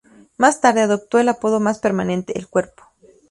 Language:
Spanish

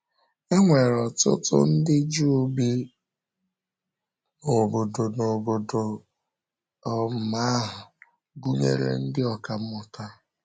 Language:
Igbo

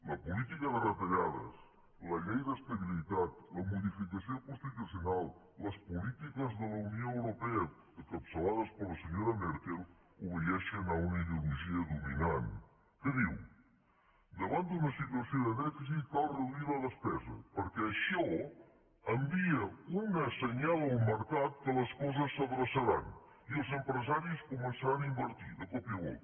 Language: Catalan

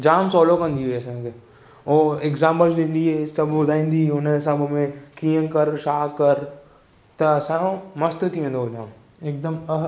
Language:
Sindhi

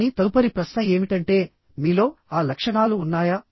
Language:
Telugu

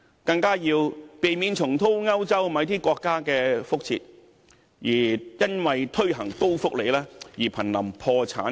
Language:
Cantonese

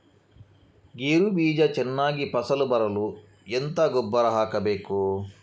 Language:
Kannada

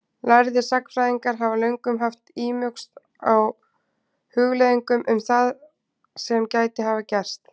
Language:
Icelandic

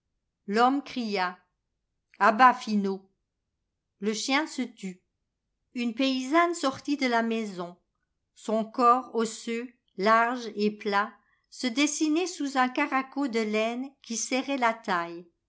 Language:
French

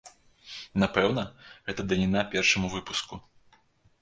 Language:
Belarusian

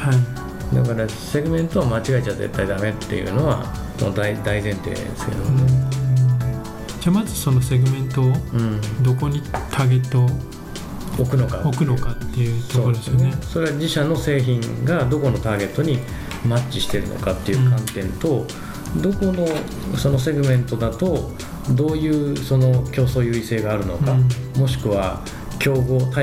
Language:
Japanese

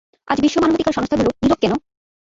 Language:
Bangla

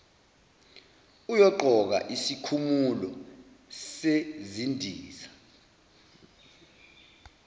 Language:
Zulu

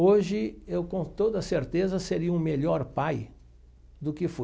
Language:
Portuguese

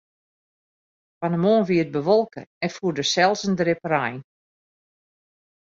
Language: Western Frisian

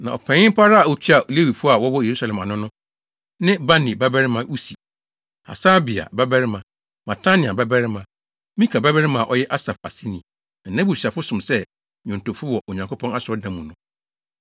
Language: Akan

